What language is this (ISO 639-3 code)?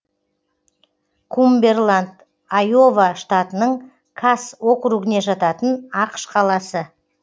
kaz